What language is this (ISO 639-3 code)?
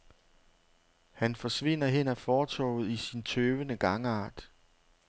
dan